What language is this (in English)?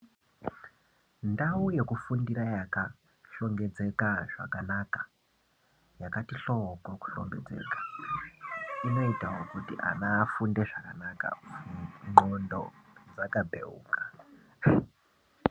Ndau